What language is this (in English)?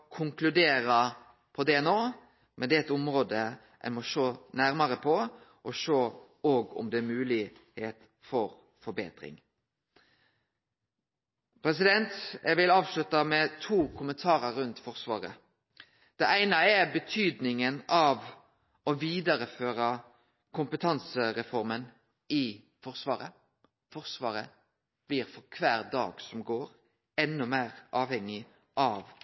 Norwegian Nynorsk